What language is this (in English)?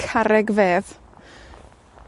Welsh